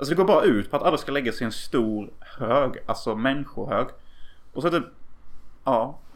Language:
Swedish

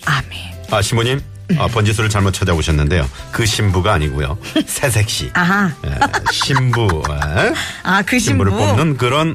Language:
Korean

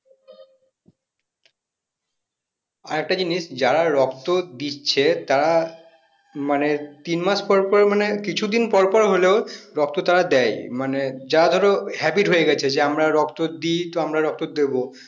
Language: Bangla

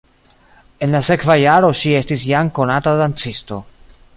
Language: Esperanto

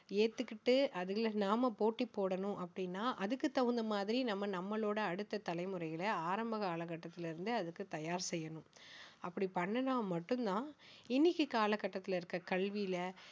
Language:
Tamil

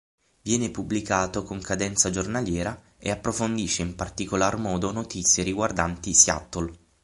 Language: Italian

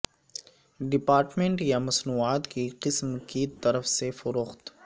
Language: Urdu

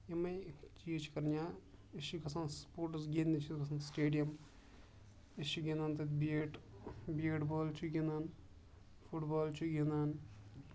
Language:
Kashmiri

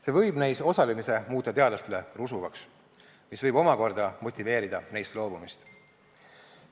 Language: Estonian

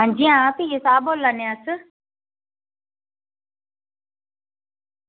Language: Dogri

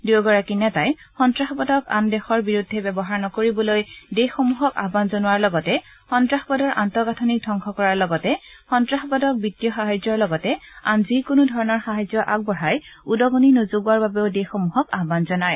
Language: Assamese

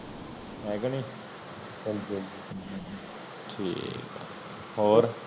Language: Punjabi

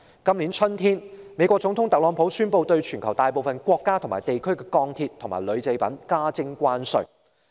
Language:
Cantonese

